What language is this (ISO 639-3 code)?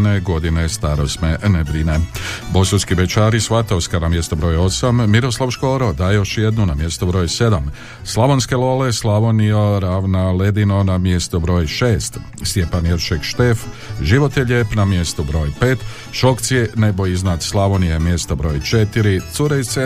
hrv